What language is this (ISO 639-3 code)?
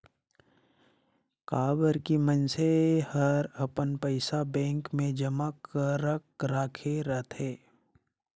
hne